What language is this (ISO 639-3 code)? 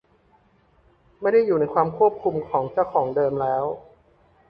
tha